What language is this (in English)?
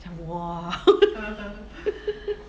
English